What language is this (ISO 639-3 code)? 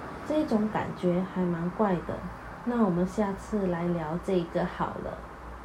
zho